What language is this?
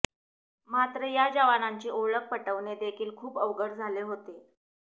Marathi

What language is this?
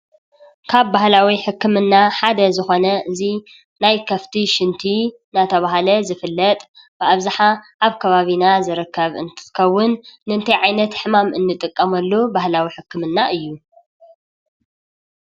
Tigrinya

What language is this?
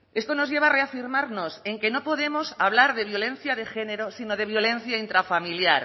Spanish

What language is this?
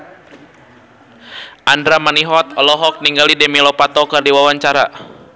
Sundanese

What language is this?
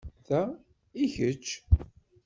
Kabyle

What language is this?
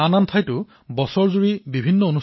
Assamese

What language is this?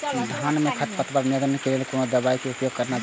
Maithili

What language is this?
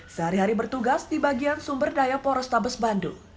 Indonesian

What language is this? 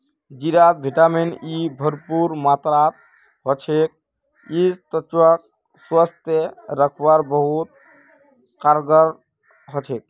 Magahi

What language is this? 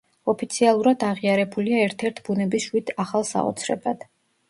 Georgian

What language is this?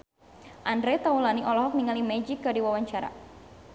Sundanese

